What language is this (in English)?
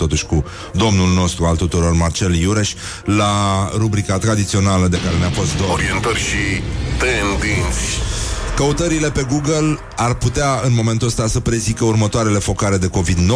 Romanian